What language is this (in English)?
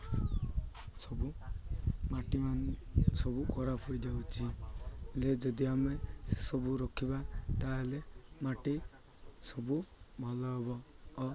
Odia